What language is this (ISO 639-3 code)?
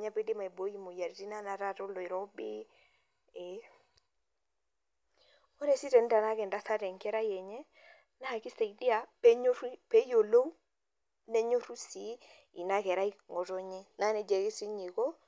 mas